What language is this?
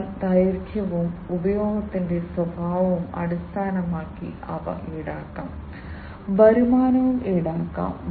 Malayalam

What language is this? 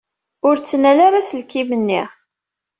Kabyle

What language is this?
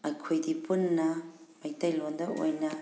Manipuri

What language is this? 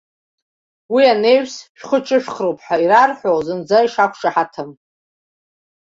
Abkhazian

